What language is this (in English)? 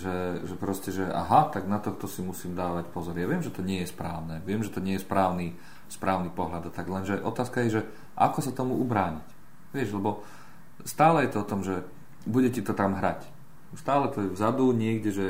Slovak